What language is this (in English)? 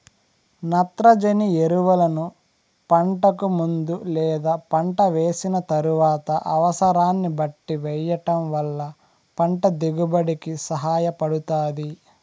Telugu